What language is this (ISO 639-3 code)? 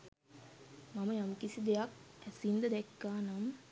sin